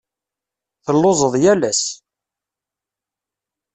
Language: Kabyle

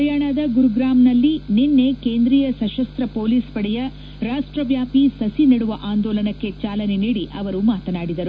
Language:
Kannada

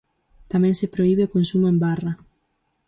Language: Galician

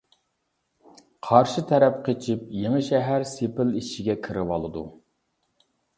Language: Uyghur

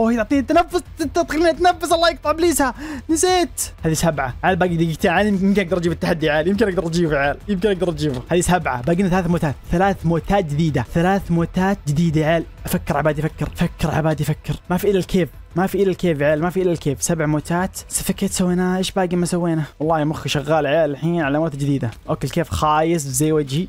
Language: Arabic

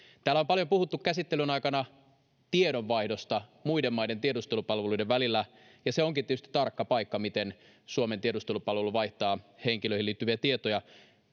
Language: Finnish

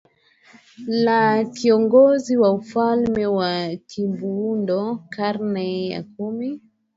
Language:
Swahili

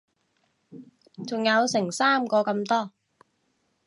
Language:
Cantonese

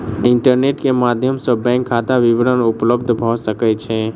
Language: Maithili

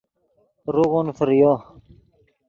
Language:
Yidgha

